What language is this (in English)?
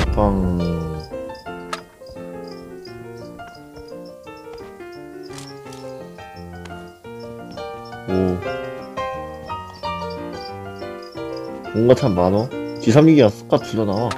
Korean